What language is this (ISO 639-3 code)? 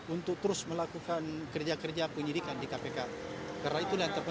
ind